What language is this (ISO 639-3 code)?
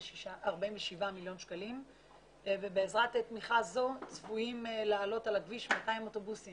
heb